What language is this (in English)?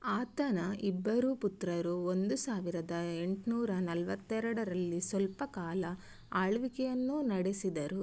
Kannada